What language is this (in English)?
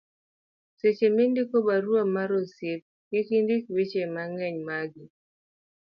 Luo (Kenya and Tanzania)